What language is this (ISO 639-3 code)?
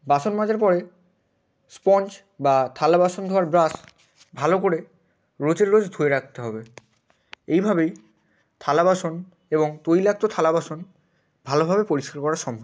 ben